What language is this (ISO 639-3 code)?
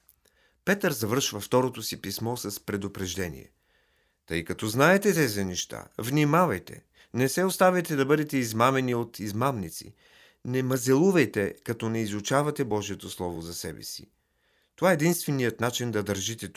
bul